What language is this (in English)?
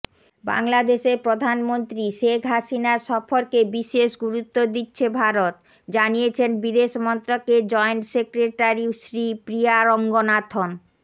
Bangla